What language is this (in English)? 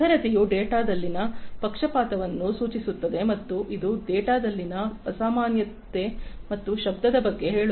Kannada